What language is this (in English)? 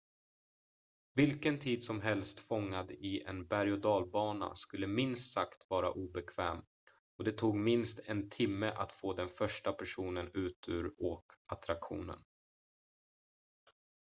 Swedish